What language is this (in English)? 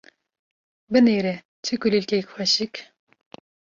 Kurdish